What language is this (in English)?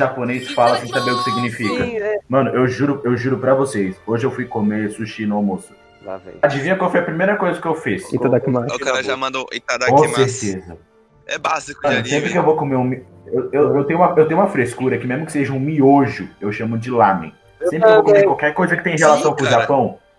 Portuguese